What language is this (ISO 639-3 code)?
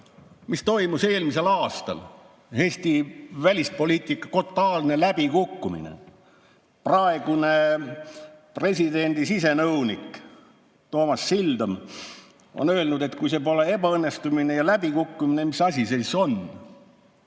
est